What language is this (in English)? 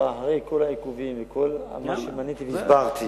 Hebrew